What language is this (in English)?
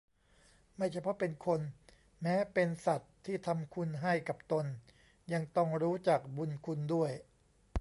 Thai